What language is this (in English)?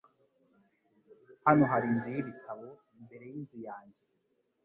Kinyarwanda